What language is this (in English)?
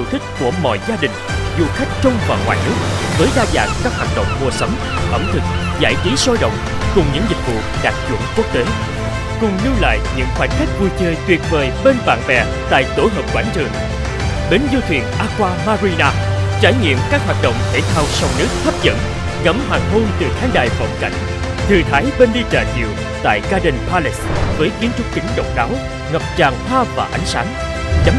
Vietnamese